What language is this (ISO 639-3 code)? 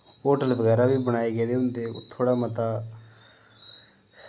doi